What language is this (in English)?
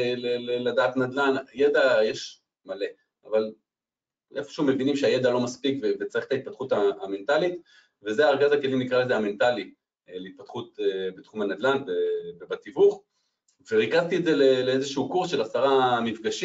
Hebrew